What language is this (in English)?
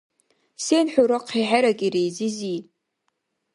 Dargwa